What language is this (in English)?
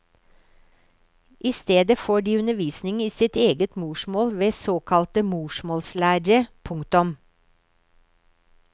Norwegian